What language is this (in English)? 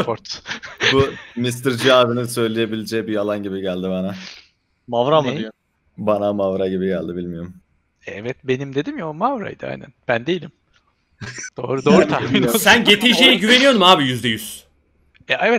Turkish